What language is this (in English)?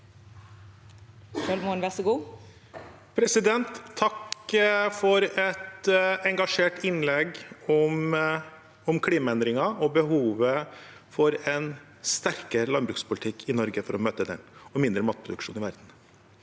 Norwegian